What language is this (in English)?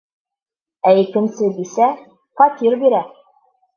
Bashkir